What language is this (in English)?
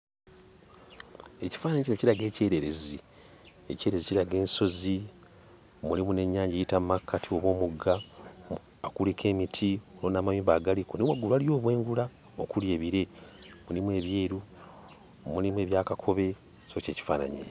Ganda